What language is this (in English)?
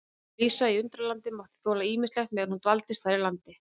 Icelandic